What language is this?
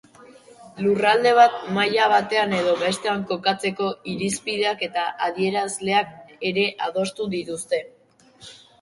Basque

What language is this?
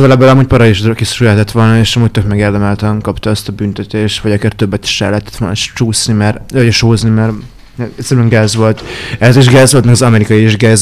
Hungarian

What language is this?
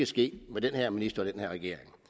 Danish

